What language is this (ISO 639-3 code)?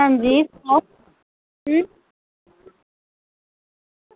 doi